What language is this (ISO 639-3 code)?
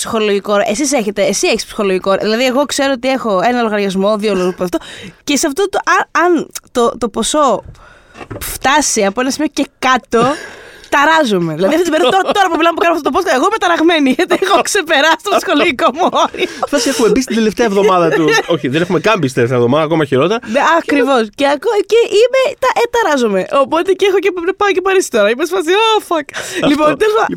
ell